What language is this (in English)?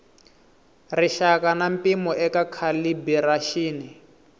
Tsonga